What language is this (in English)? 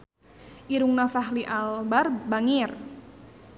Sundanese